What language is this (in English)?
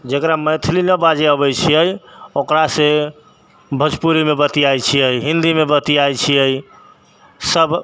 Maithili